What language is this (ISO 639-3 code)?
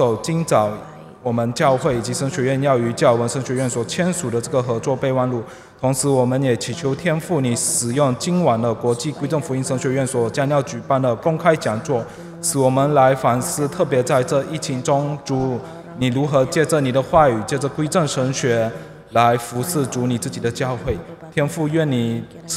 ind